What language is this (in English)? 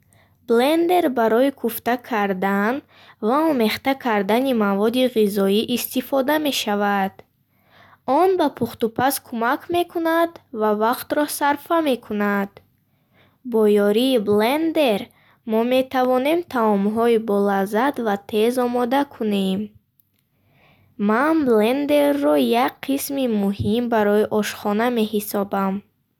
Bukharic